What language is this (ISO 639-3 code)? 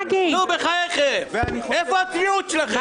heb